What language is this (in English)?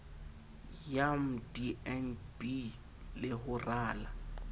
Southern Sotho